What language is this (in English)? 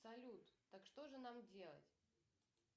Russian